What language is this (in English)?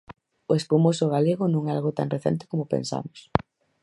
Galician